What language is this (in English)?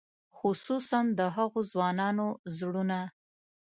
Pashto